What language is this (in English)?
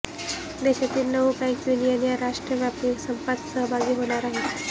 Marathi